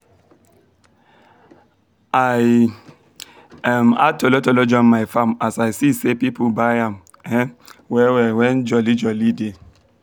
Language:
Nigerian Pidgin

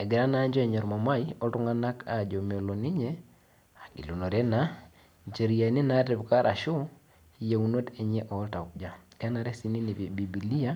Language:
Masai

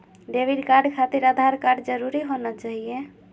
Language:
Magahi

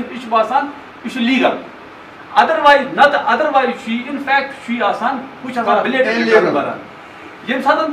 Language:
Turkish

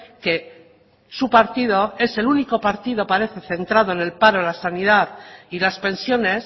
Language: Spanish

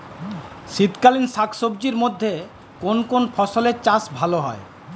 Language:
Bangla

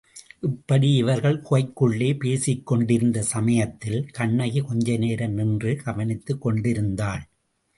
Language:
Tamil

